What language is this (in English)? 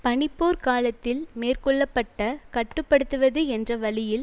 Tamil